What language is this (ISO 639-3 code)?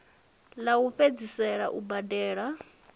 ven